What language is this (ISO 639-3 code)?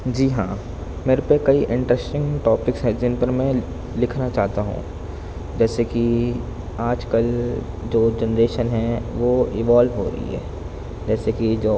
urd